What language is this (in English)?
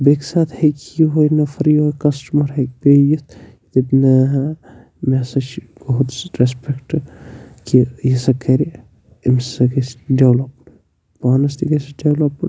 Kashmiri